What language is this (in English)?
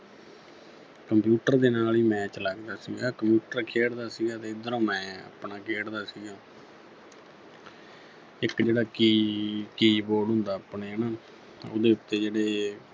Punjabi